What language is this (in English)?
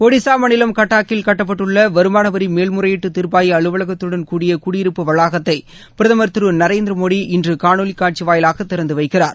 Tamil